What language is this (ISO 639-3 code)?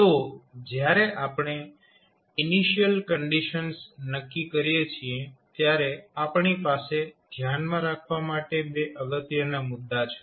guj